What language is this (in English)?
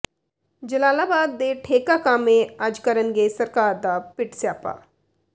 Punjabi